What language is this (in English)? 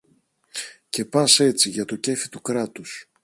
Greek